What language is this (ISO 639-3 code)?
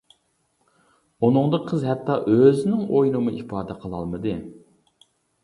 uig